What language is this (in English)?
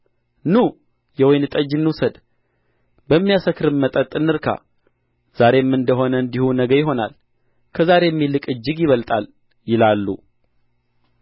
Amharic